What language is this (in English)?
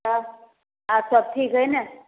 Maithili